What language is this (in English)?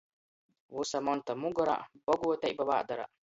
Latgalian